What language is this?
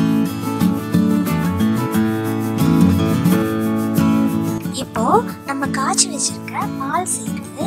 Korean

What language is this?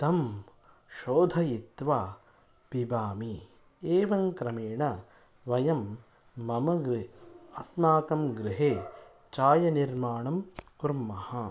Sanskrit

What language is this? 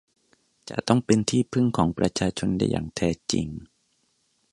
Thai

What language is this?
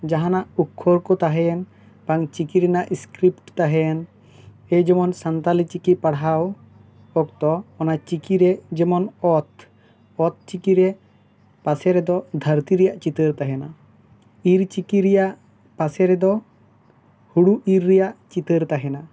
Santali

